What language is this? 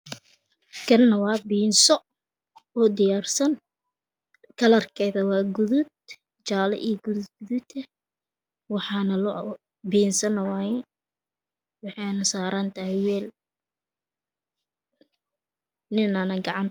Somali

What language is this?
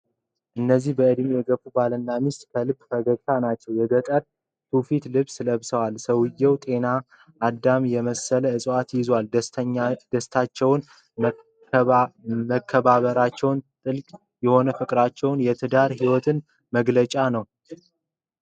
Amharic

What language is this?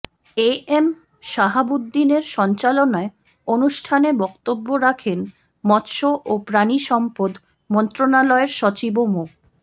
Bangla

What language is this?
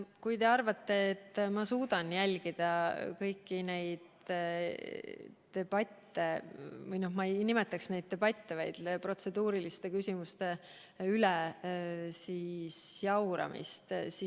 Estonian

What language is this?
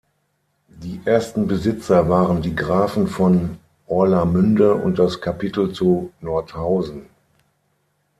German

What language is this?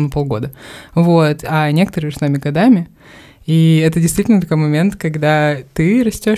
Russian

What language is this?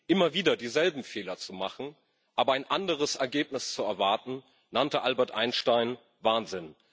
German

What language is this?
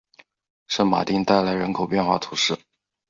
Chinese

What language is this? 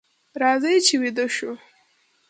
Pashto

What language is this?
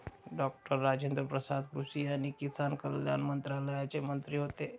Marathi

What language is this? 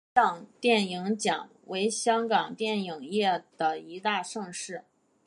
Chinese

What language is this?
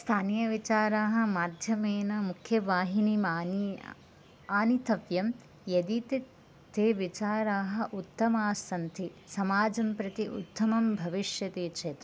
Sanskrit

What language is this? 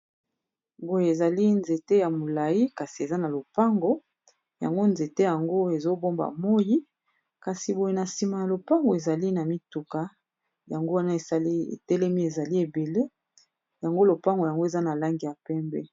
Lingala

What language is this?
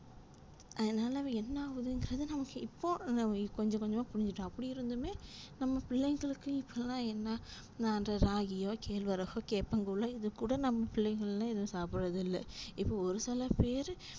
Tamil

